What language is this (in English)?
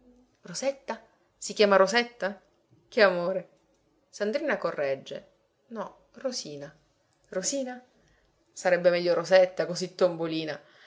Italian